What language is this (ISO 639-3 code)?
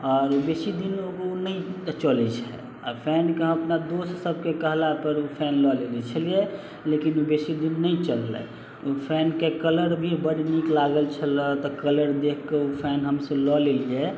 mai